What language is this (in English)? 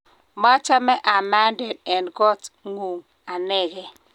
Kalenjin